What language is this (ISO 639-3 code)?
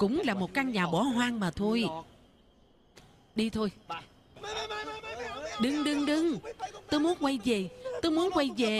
vie